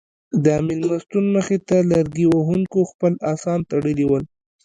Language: Pashto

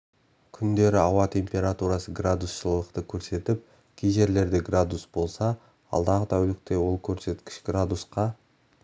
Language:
Kazakh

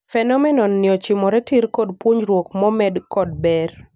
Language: Luo (Kenya and Tanzania)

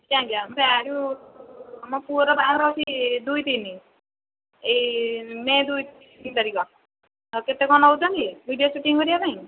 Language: Odia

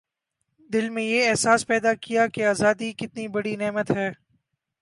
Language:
Urdu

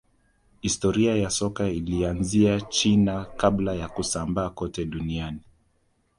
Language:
Swahili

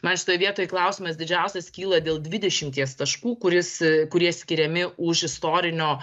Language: Lithuanian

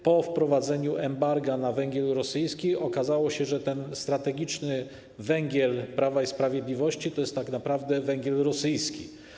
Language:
Polish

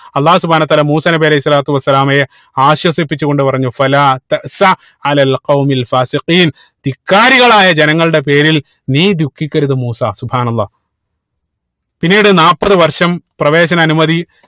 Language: Malayalam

